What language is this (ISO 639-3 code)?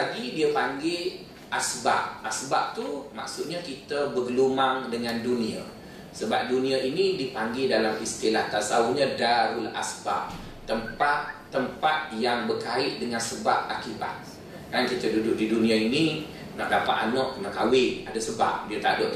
msa